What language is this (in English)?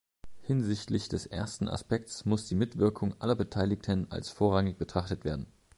German